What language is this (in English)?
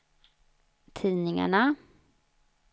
Swedish